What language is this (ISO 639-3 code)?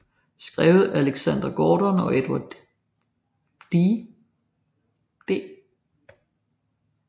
dan